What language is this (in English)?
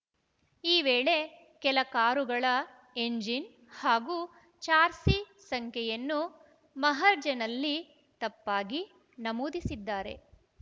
Kannada